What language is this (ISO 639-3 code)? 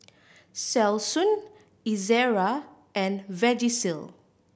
eng